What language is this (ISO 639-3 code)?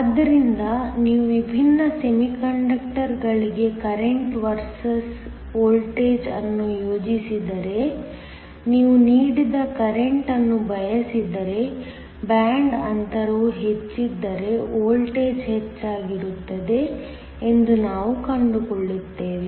kan